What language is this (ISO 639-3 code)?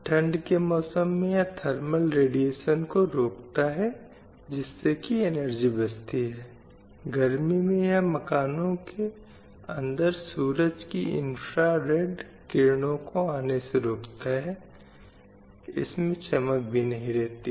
hin